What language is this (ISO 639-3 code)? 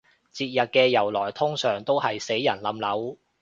yue